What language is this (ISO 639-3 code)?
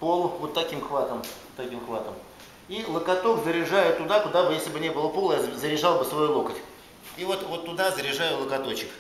rus